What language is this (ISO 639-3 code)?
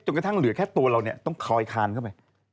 tha